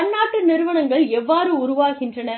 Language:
Tamil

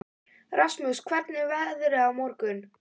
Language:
Icelandic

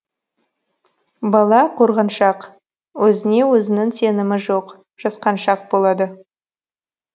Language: Kazakh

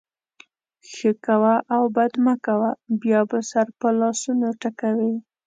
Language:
Pashto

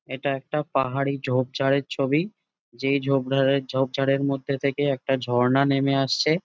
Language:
Bangla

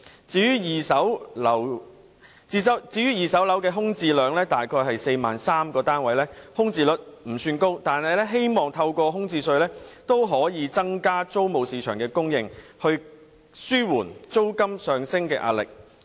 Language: Cantonese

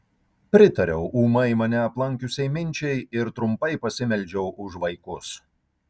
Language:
Lithuanian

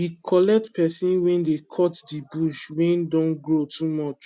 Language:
Nigerian Pidgin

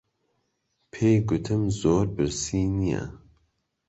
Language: Central Kurdish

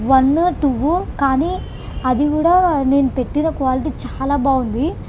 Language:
Telugu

